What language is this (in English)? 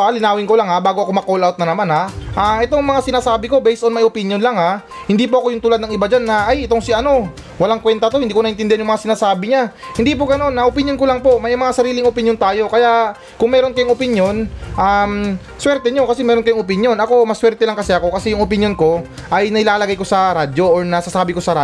Filipino